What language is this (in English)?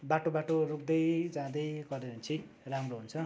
Nepali